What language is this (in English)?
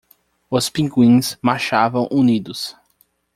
Portuguese